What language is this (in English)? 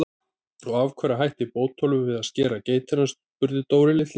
Icelandic